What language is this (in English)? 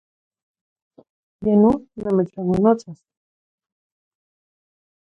Zacatlán-Ahuacatlán-Tepetzintla Nahuatl